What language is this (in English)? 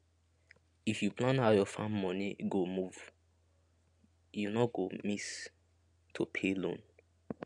Nigerian Pidgin